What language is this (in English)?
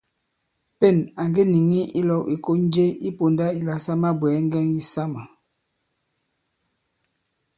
Bankon